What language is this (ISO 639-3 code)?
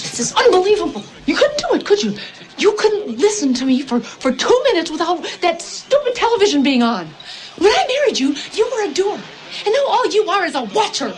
dan